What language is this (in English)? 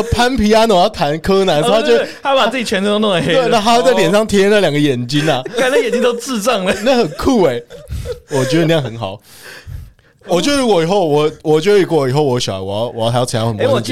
Chinese